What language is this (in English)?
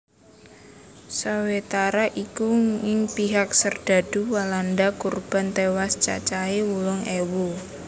Javanese